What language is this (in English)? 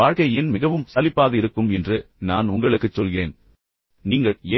Tamil